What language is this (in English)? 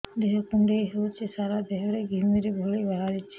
Odia